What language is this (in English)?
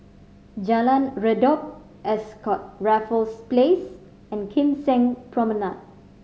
English